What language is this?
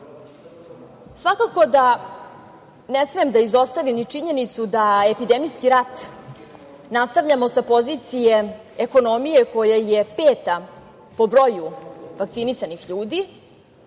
Serbian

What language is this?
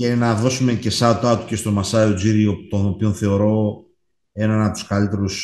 Greek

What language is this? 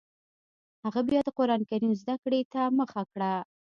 Pashto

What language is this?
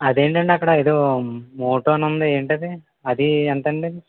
Telugu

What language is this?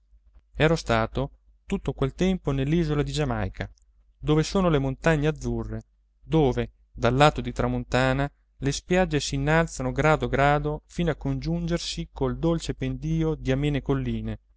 Italian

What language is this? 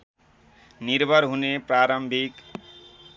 Nepali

